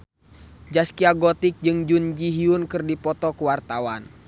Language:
Sundanese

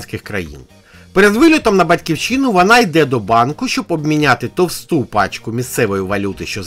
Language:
Ukrainian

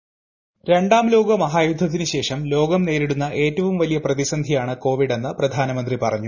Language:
Malayalam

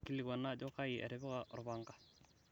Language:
Masai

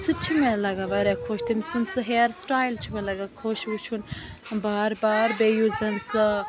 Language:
Kashmiri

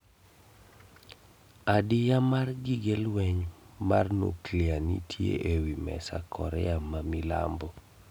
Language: Luo (Kenya and Tanzania)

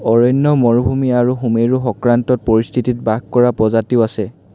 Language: Assamese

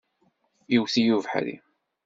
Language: Kabyle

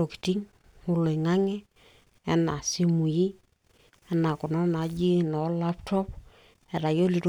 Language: Masai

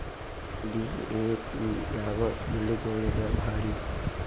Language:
Kannada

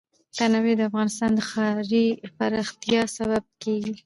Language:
Pashto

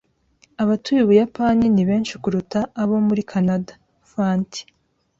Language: Kinyarwanda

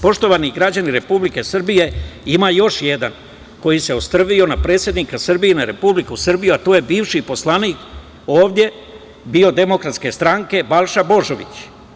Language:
Serbian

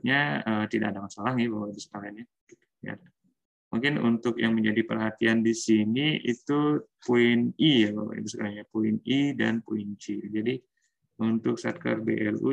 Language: Indonesian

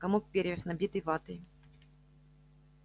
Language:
Russian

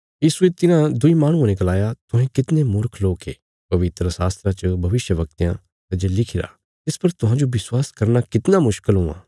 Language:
Bilaspuri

